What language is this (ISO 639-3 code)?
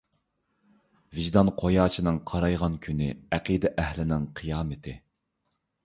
uig